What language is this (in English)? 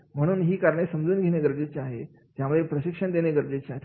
Marathi